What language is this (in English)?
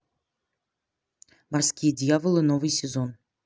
Russian